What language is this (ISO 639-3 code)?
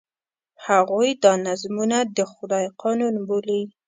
pus